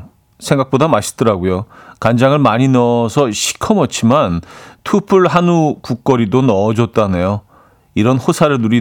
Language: Korean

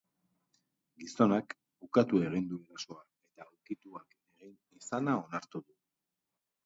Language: Basque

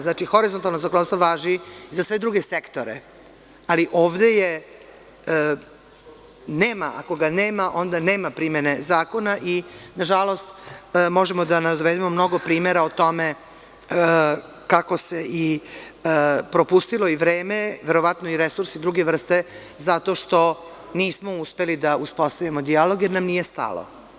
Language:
Serbian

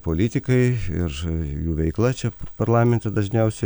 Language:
Lithuanian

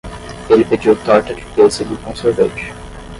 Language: Portuguese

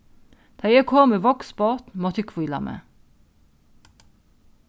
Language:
Faroese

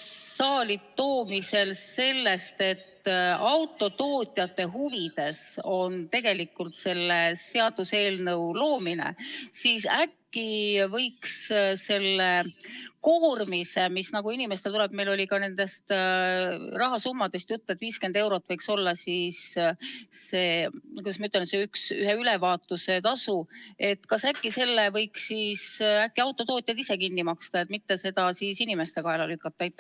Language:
Estonian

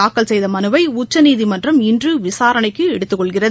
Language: Tamil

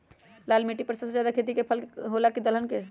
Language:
Magahi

